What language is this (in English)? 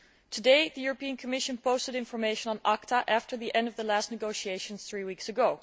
English